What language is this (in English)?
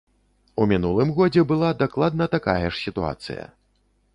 Belarusian